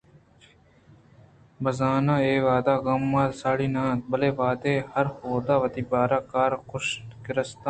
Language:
Eastern Balochi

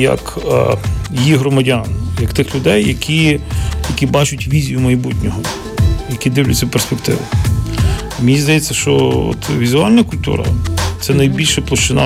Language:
Ukrainian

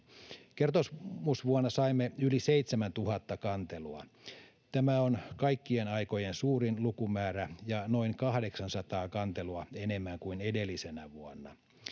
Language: Finnish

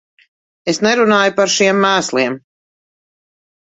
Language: Latvian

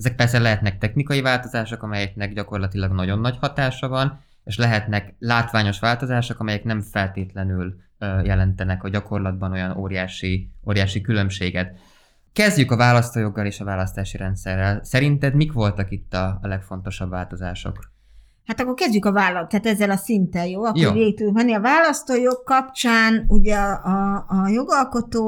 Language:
Hungarian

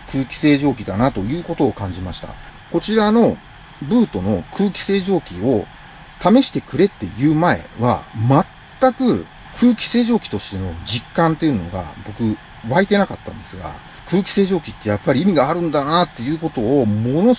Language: Japanese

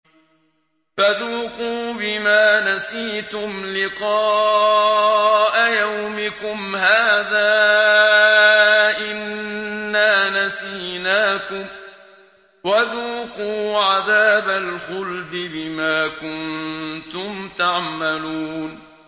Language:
Arabic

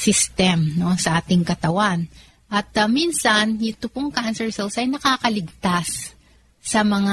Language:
Filipino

